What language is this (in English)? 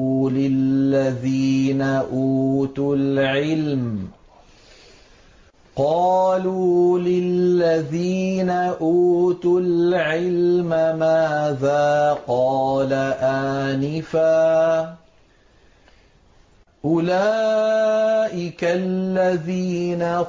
Arabic